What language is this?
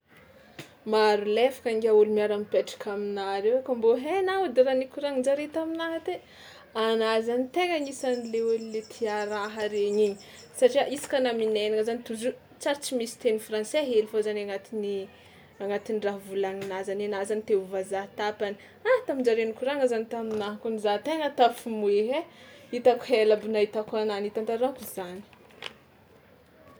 Tsimihety Malagasy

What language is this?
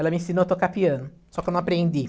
Portuguese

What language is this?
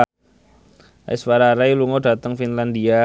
Javanese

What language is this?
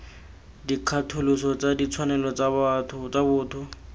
Tswana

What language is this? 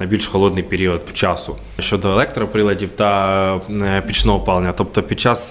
Ukrainian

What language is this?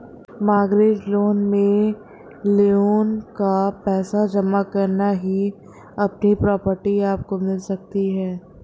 Hindi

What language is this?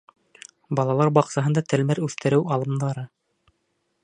Bashkir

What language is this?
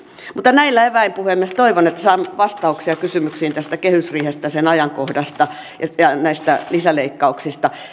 Finnish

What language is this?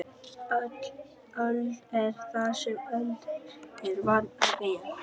Icelandic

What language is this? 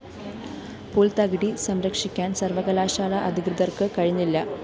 Malayalam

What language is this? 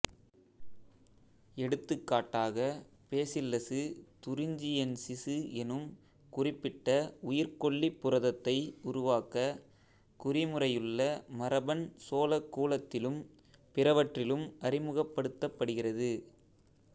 Tamil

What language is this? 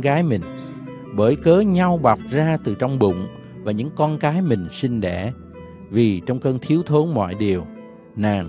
Vietnamese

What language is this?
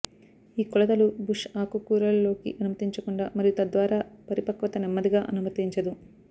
Telugu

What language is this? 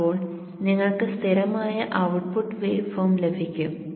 Malayalam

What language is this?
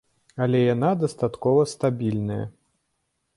Belarusian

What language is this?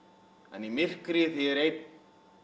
Icelandic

